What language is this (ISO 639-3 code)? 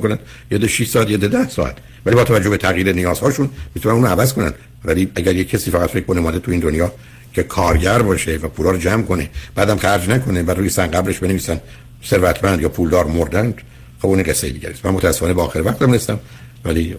fas